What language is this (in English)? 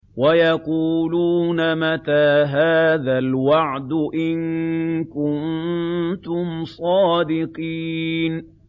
Arabic